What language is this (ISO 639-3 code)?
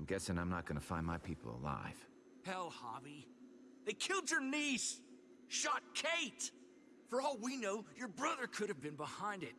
eng